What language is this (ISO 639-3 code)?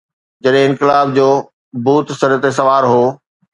snd